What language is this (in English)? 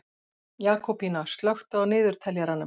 Icelandic